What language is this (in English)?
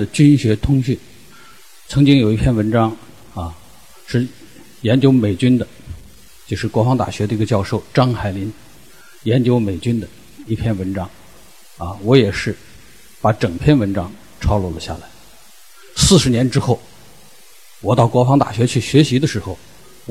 Chinese